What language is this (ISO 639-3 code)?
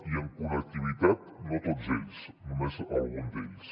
cat